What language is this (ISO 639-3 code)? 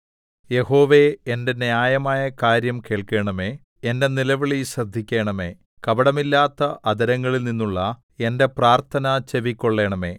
mal